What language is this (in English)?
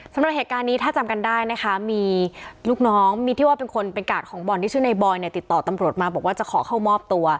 Thai